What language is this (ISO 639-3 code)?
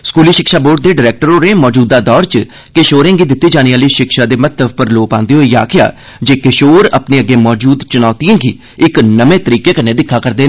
doi